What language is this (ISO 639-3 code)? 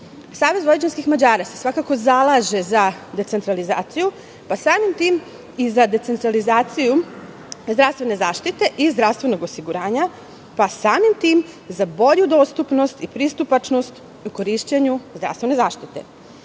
srp